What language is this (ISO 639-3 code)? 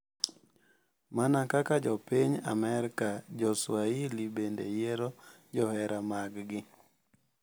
luo